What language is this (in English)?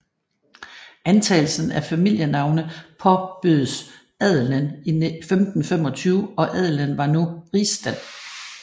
Danish